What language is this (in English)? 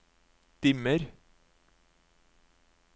Norwegian